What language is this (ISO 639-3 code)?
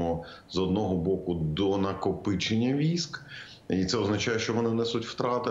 ukr